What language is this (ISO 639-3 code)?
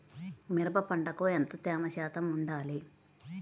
tel